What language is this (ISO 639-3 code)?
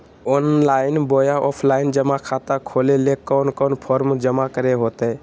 mag